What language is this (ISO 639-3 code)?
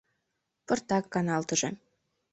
chm